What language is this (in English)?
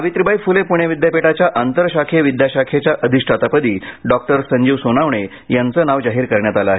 Marathi